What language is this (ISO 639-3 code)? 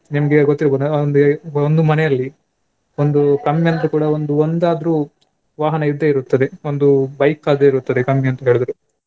kan